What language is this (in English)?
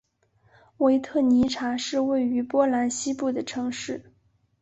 Chinese